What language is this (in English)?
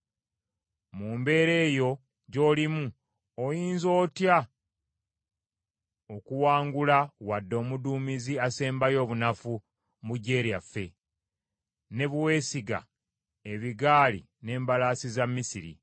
Ganda